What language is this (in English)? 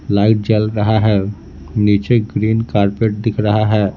Hindi